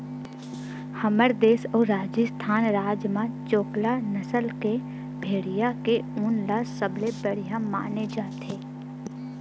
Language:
Chhattisgarhi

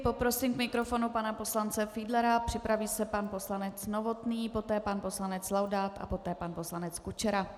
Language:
Czech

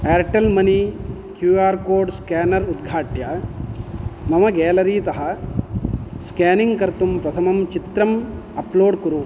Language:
Sanskrit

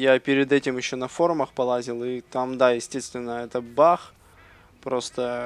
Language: Russian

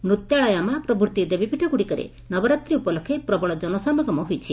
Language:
Odia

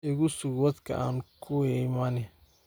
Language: Somali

